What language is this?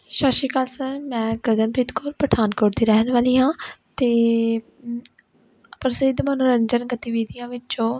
Punjabi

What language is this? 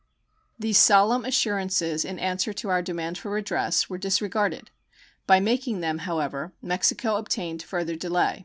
English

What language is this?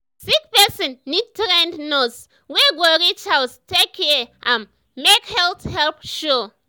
Nigerian Pidgin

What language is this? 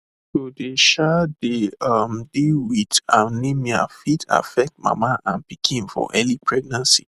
Nigerian Pidgin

